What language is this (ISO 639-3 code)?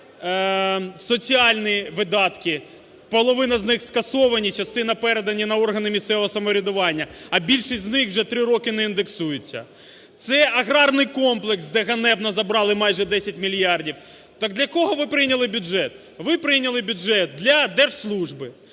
ukr